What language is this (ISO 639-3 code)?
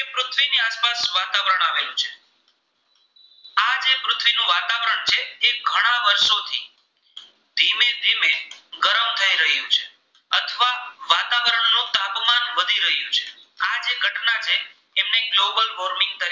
guj